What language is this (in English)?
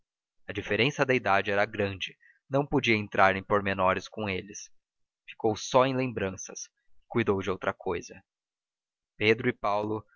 Portuguese